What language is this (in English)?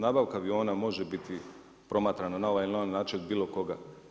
Croatian